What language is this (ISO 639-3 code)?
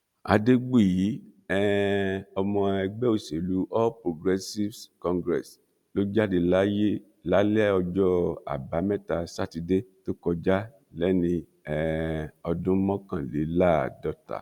yor